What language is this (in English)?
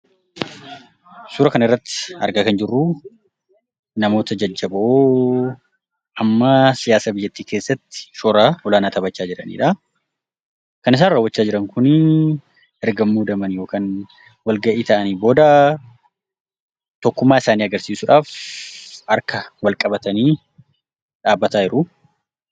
Oromo